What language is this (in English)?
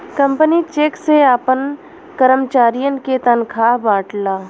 Bhojpuri